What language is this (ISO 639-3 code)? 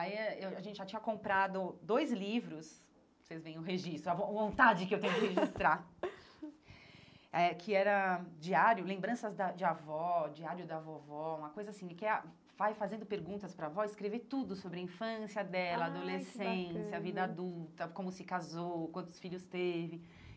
por